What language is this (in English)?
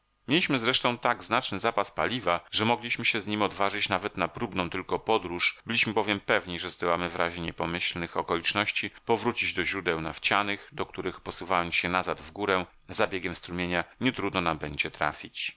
Polish